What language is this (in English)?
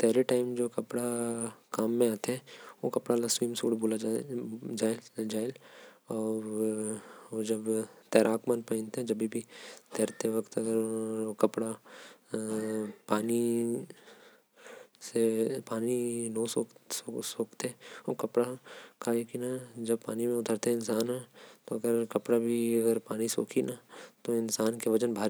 Korwa